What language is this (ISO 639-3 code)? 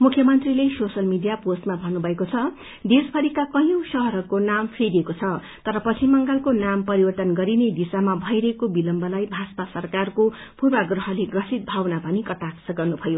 nep